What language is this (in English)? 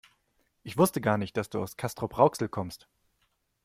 German